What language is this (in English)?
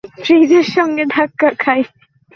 Bangla